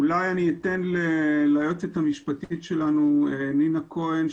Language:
Hebrew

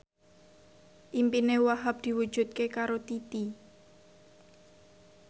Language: Javanese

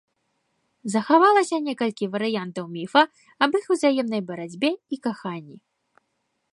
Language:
Belarusian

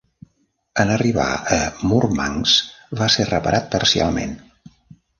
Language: Catalan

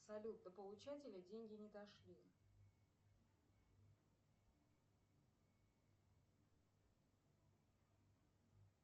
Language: Russian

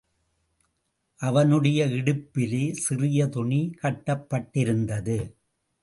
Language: Tamil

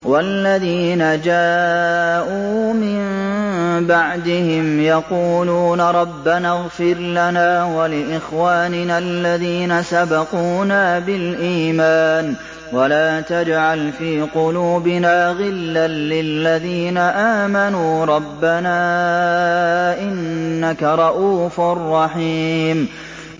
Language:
Arabic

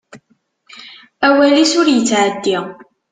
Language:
Kabyle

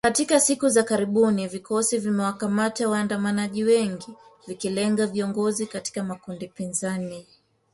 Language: Swahili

